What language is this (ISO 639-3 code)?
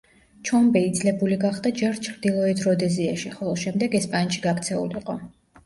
kat